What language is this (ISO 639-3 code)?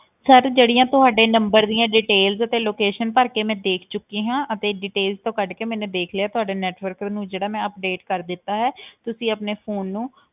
pan